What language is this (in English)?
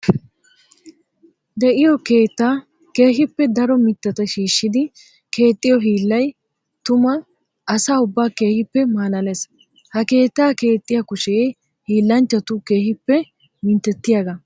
Wolaytta